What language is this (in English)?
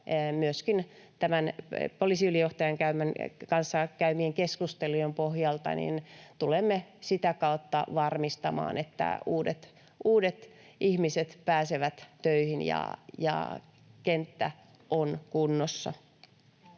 Finnish